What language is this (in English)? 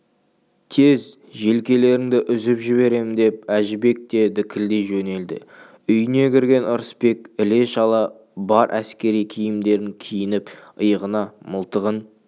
Kazakh